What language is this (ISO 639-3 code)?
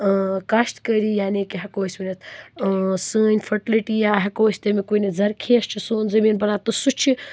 kas